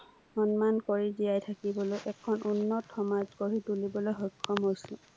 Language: Assamese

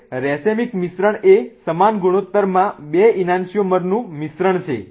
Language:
Gujarati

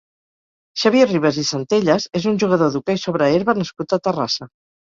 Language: Catalan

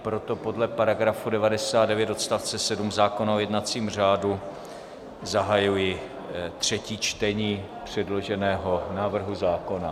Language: Czech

